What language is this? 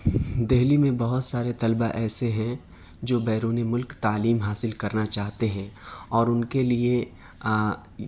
Urdu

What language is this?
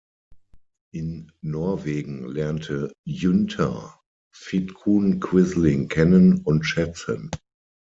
German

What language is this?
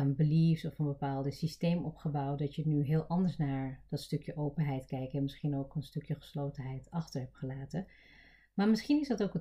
Dutch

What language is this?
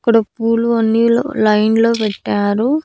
Telugu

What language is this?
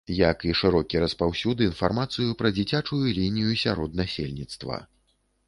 Belarusian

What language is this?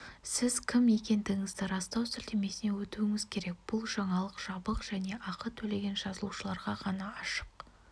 Kazakh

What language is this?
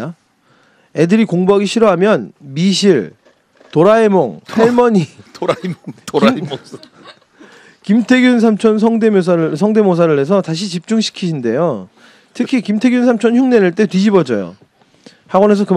Korean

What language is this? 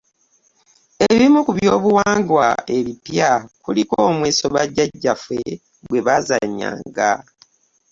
Ganda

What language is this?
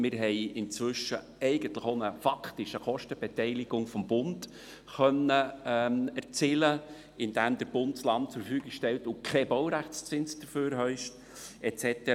Swiss German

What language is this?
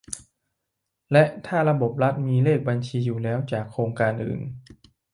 Thai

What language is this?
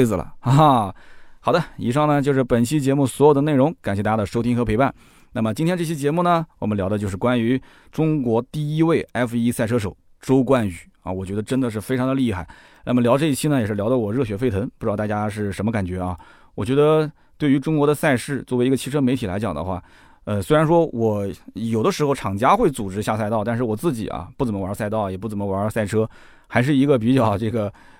Chinese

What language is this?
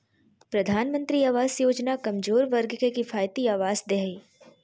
Magahi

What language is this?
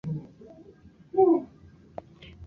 Swahili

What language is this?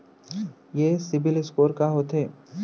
Chhattisgarhi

